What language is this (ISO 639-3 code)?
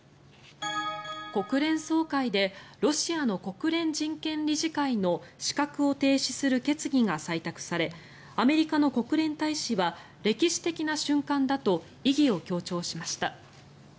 jpn